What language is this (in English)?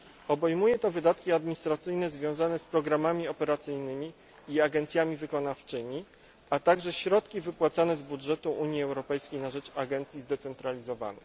Polish